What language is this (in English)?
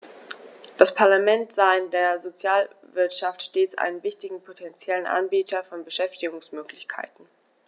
German